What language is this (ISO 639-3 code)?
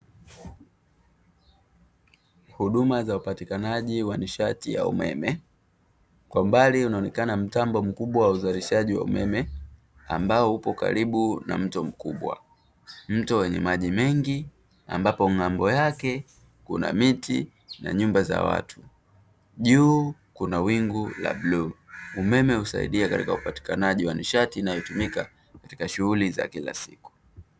swa